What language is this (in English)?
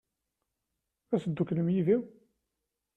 Kabyle